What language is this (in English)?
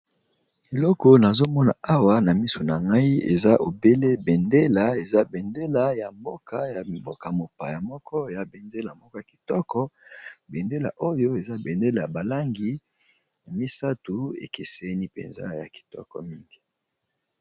Lingala